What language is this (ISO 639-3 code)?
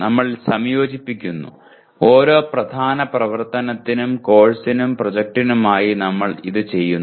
mal